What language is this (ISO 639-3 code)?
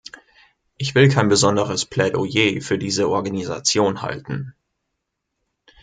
deu